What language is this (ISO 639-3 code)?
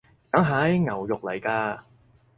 yue